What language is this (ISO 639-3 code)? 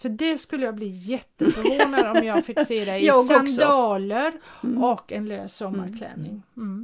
swe